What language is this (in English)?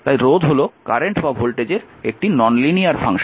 Bangla